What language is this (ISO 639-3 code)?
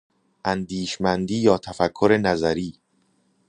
fas